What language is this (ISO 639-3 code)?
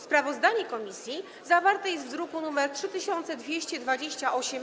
pol